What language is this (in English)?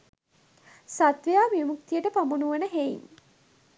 Sinhala